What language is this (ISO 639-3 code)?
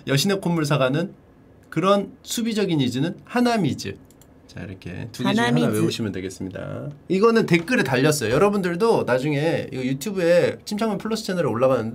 kor